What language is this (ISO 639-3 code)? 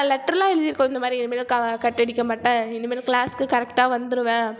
tam